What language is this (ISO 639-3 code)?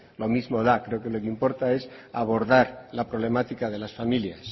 spa